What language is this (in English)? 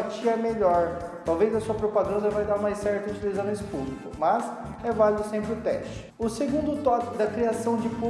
Portuguese